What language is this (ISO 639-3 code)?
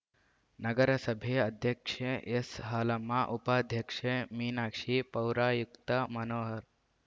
kan